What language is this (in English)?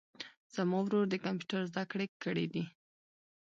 Pashto